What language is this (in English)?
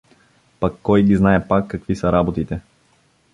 Bulgarian